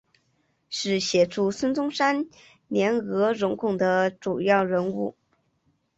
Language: Chinese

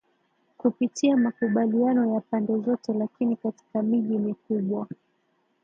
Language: Swahili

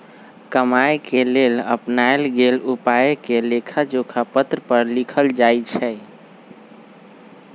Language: Magahi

